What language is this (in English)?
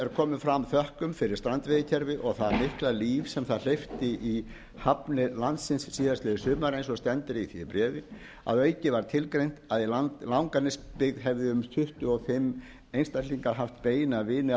Icelandic